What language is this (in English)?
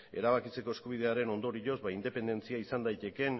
Basque